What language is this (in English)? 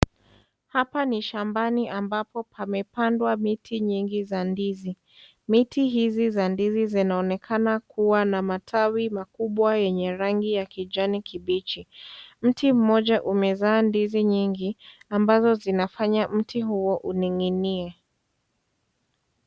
Swahili